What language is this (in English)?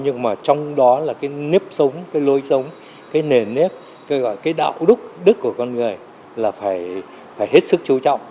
Vietnamese